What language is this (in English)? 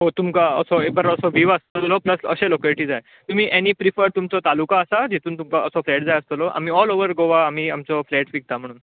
Konkani